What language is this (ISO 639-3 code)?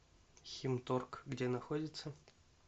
rus